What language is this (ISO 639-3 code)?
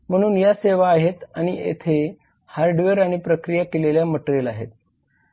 mar